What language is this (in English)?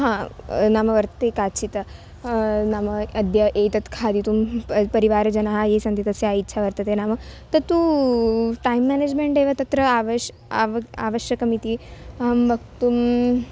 Sanskrit